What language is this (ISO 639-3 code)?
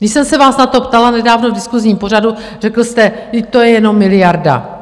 ces